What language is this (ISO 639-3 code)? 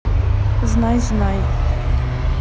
rus